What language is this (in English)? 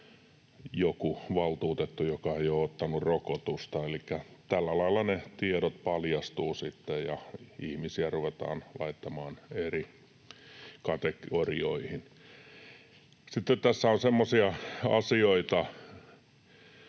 Finnish